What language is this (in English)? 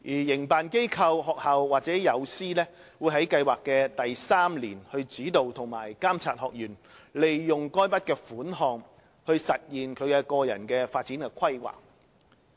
Cantonese